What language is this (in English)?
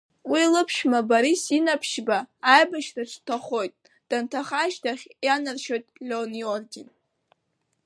Abkhazian